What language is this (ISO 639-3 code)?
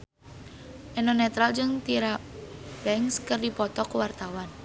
sun